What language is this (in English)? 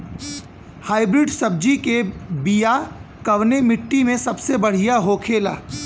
Bhojpuri